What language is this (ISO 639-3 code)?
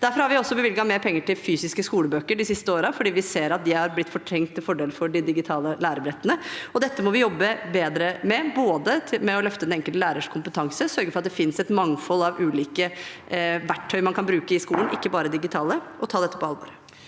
nor